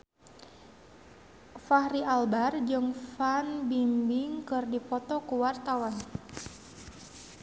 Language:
Sundanese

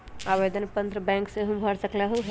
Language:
Magahi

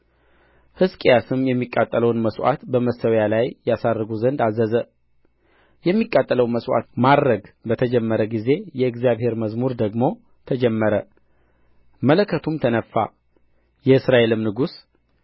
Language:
Amharic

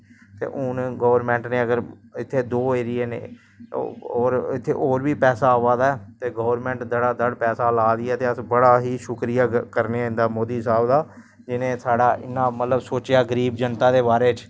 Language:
Dogri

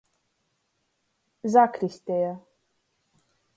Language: Latgalian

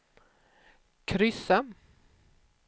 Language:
Swedish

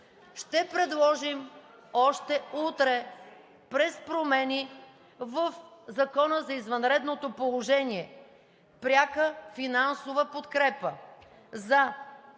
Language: Bulgarian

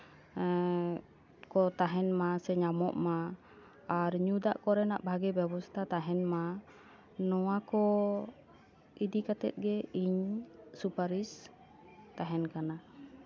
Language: Santali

